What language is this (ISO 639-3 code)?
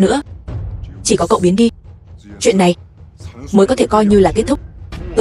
vie